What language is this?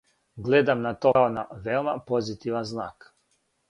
Serbian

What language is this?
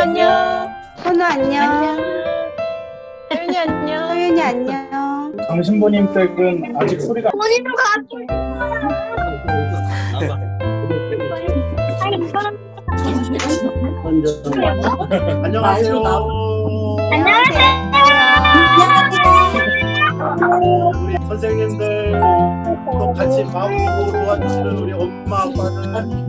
Korean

